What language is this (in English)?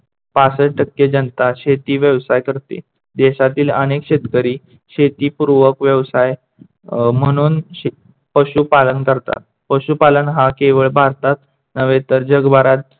Marathi